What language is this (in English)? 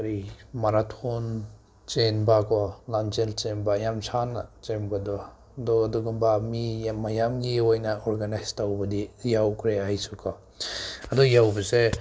Manipuri